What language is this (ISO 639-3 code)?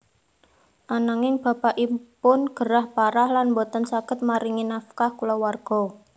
jav